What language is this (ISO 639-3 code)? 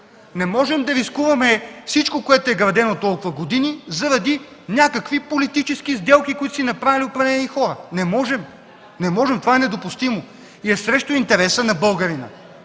bul